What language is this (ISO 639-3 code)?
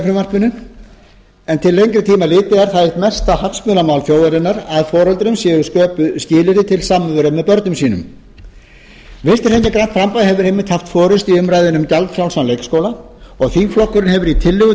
isl